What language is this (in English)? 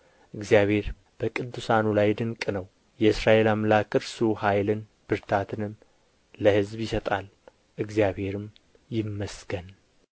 Amharic